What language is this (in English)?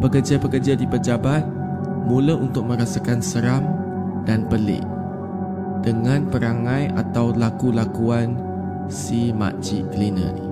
Malay